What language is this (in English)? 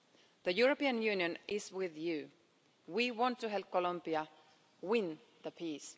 English